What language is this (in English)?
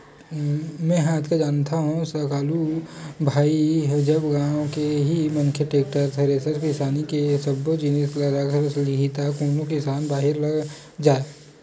Chhattisgarhi